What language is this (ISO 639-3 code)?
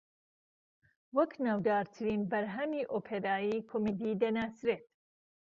ckb